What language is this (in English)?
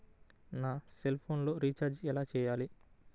Telugu